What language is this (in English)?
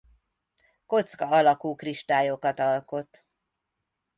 Hungarian